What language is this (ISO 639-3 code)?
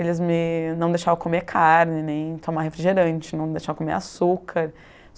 por